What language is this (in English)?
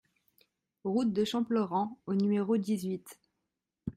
French